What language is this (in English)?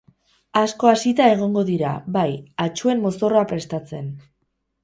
Basque